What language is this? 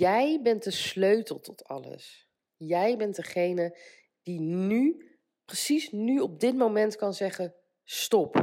Dutch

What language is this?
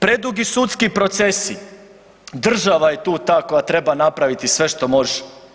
Croatian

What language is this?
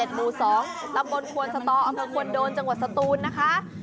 Thai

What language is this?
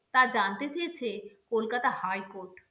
Bangla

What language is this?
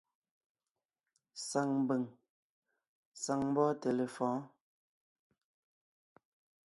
Ngiemboon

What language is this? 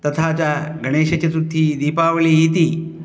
Sanskrit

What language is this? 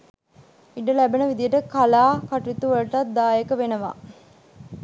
Sinhala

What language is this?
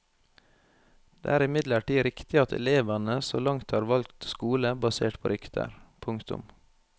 Norwegian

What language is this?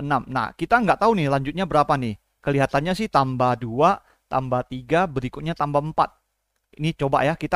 Indonesian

